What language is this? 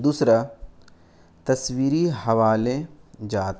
Urdu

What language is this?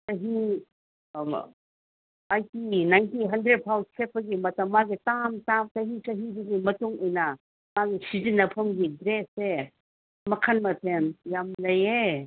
Manipuri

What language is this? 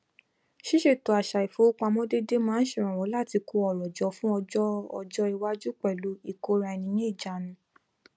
Yoruba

